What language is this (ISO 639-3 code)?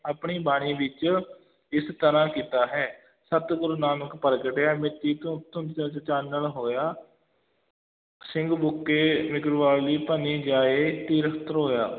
pan